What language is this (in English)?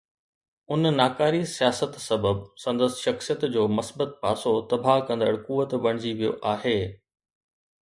Sindhi